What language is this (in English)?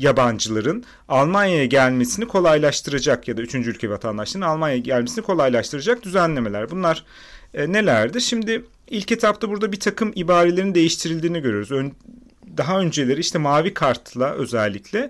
Turkish